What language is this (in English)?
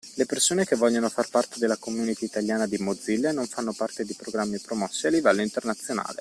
Italian